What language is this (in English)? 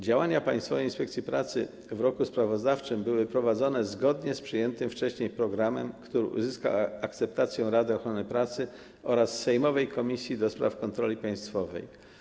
Polish